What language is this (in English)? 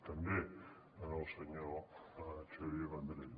Catalan